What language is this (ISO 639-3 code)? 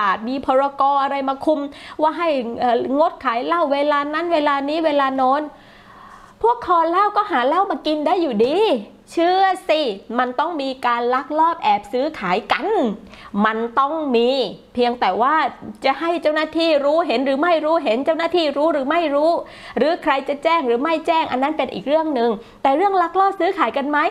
tha